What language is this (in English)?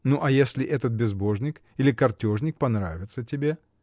Russian